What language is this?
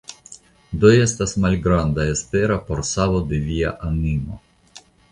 Esperanto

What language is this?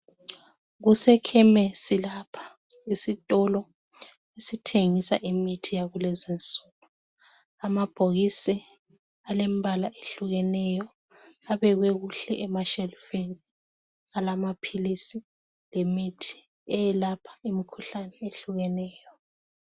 North Ndebele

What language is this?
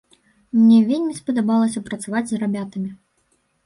Belarusian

